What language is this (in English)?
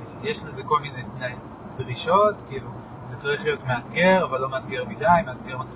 Hebrew